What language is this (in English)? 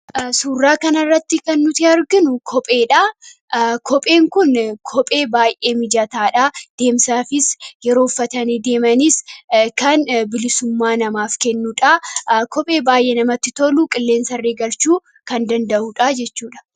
Oromo